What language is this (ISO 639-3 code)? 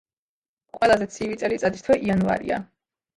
kat